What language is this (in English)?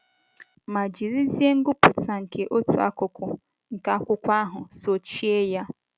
Igbo